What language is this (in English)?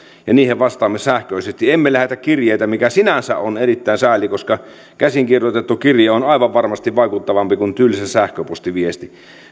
Finnish